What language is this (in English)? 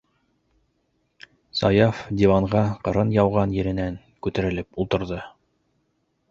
Bashkir